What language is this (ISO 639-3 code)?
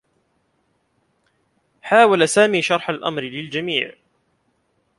ara